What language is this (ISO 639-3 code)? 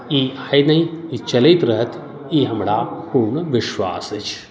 mai